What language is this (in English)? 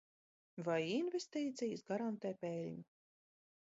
Latvian